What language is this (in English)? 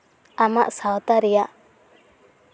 Santali